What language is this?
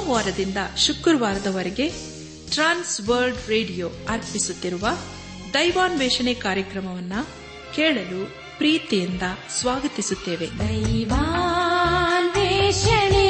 Kannada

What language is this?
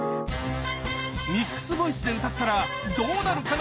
Japanese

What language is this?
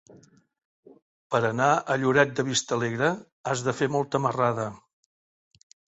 Catalan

